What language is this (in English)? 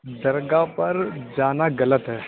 Urdu